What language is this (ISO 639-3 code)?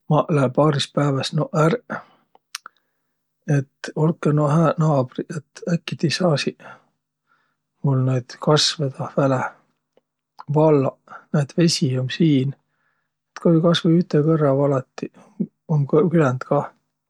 vro